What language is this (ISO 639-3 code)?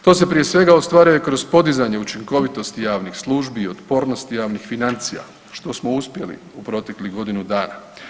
hrv